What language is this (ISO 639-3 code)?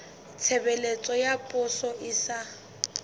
sot